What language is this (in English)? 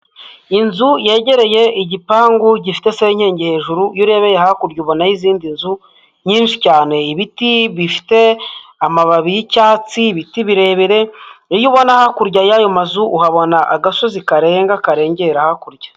Kinyarwanda